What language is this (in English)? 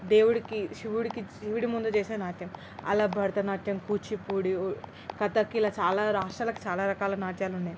Telugu